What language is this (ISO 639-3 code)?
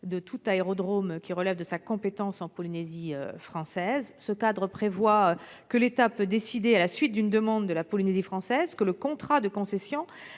fra